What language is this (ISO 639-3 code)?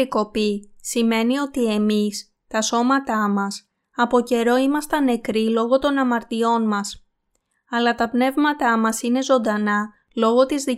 ell